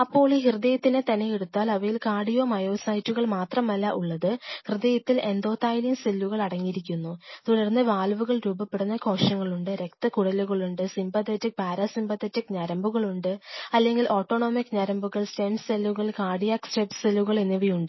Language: Malayalam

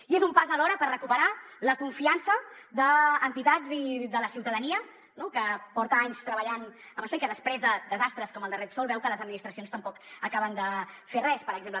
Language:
Catalan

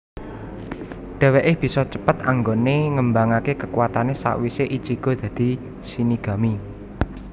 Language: Javanese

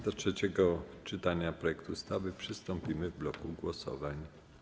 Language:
Polish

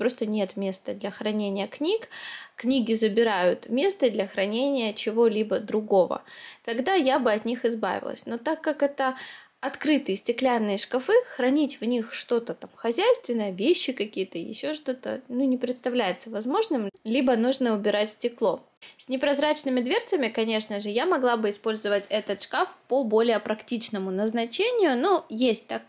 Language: Russian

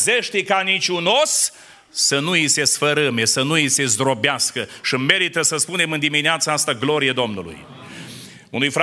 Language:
Romanian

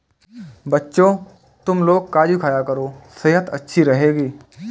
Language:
Hindi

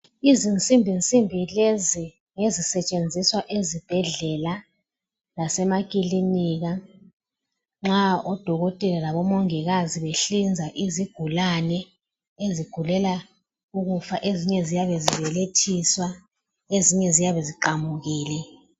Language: North Ndebele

